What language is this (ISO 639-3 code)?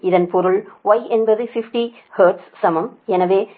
tam